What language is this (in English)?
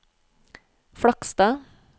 Norwegian